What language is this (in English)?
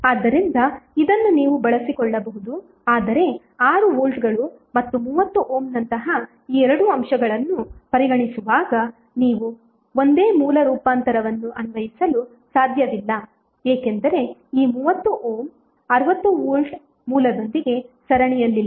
Kannada